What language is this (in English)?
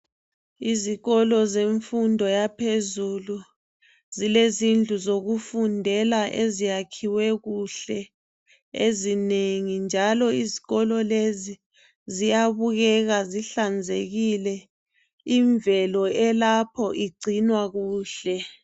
North Ndebele